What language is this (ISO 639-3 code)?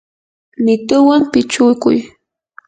qur